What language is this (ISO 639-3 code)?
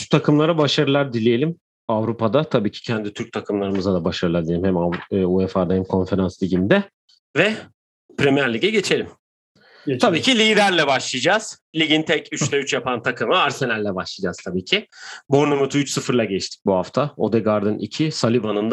tur